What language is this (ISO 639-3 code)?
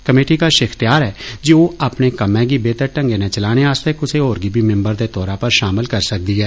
doi